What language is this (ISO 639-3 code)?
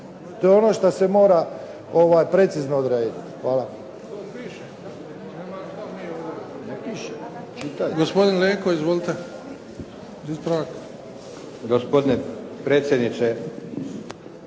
hrv